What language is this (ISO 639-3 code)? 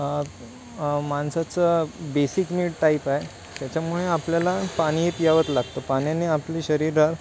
mar